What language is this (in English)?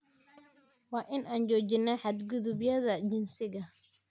Somali